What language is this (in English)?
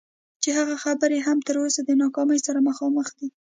Pashto